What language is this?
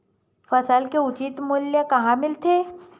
Chhattisgarhi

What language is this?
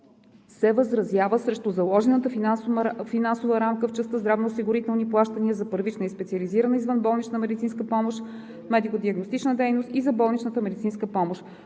Bulgarian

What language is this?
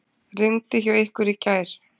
Icelandic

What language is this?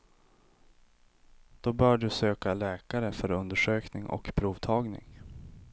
Swedish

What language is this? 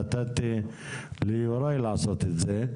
Hebrew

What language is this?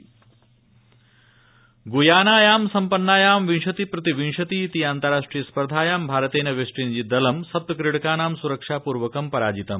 Sanskrit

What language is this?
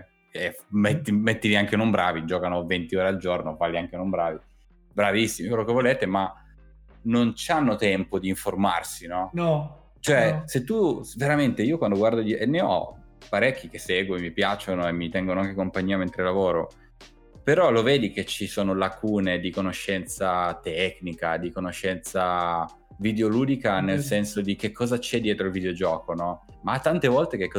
Italian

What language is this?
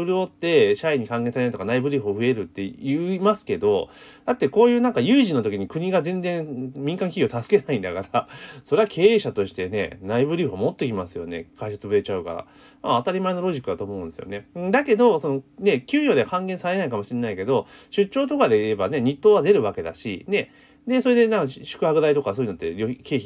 Japanese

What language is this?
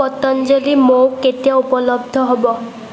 Assamese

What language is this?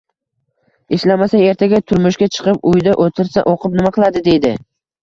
Uzbek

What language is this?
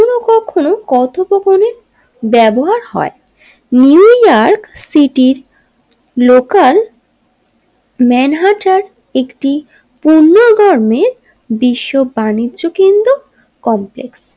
Bangla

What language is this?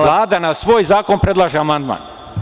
Serbian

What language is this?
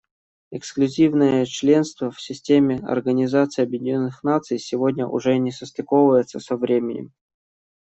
Russian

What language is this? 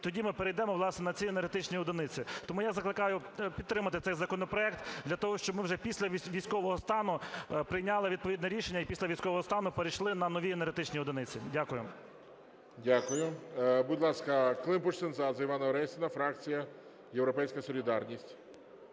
Ukrainian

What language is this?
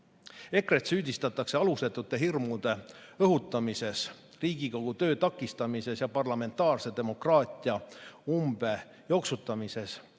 Estonian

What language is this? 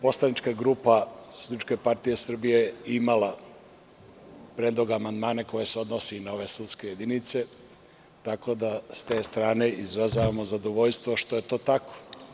Serbian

